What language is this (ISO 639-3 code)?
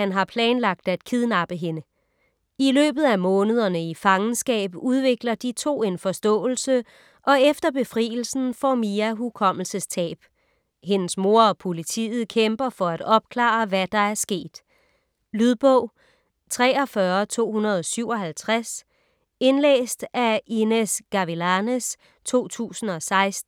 dan